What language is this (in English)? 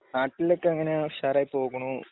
Malayalam